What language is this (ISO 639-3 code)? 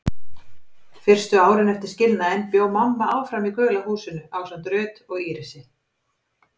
isl